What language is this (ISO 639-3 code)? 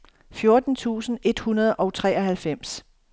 dan